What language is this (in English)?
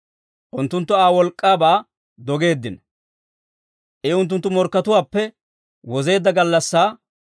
Dawro